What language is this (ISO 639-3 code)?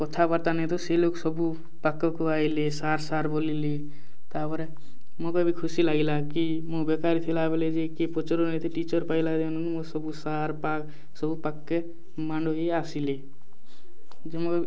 ori